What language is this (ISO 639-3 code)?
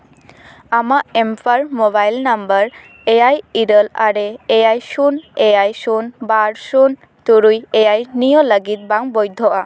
sat